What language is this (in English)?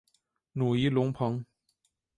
Chinese